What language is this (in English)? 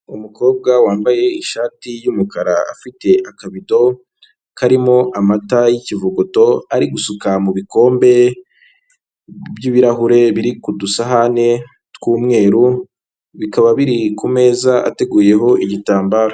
Kinyarwanda